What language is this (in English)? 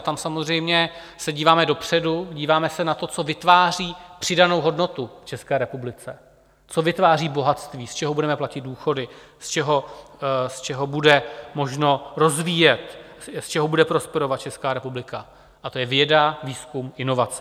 Czech